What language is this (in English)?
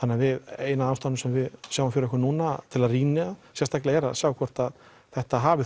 Icelandic